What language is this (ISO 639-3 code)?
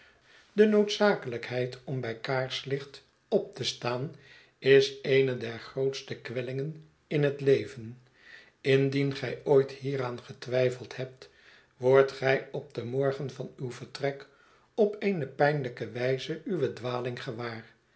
nld